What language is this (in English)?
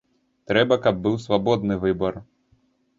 Belarusian